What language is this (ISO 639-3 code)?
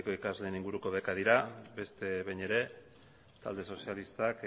eus